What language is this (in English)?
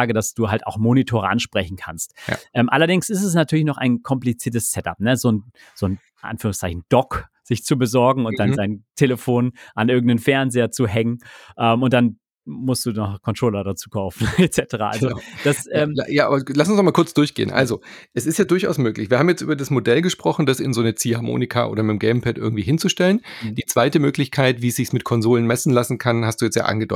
German